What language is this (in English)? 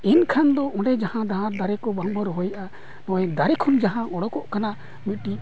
Santali